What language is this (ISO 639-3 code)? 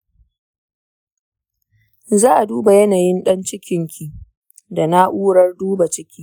hau